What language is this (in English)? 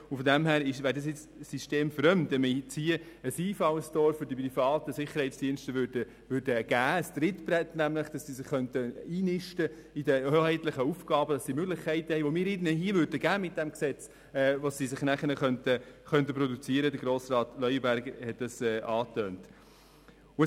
Swiss German